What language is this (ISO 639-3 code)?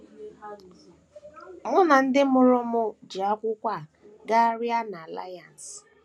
ibo